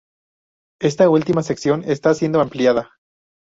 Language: Spanish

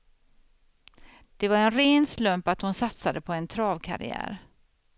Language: Swedish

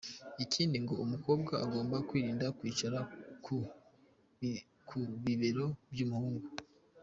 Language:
Kinyarwanda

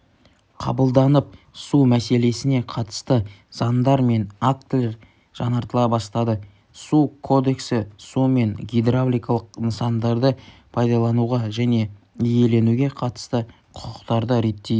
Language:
Kazakh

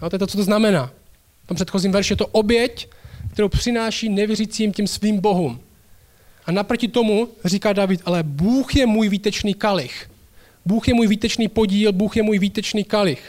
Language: Czech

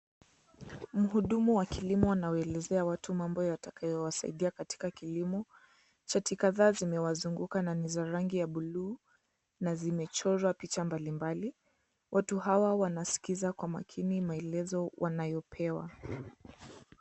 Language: Swahili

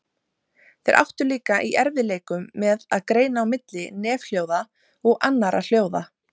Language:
Icelandic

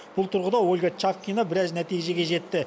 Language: Kazakh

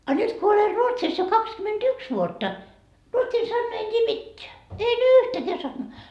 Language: Finnish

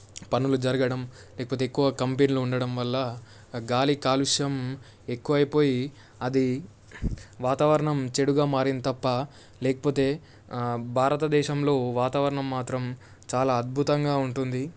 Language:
Telugu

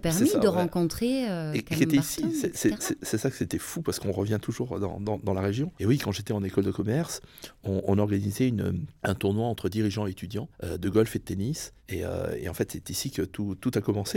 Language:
French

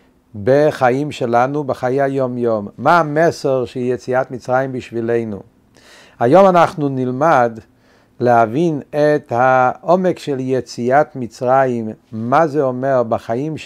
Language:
Hebrew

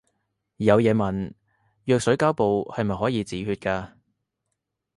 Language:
Cantonese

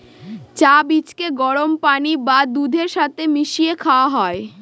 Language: Bangla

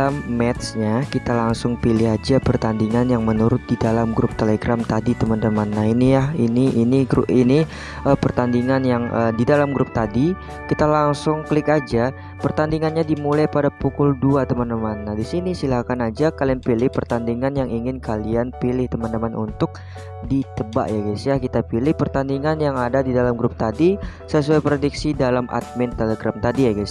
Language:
Indonesian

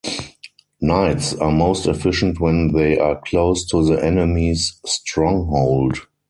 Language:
English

